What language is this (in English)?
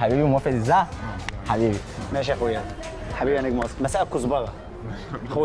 Arabic